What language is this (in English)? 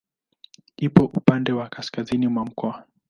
Swahili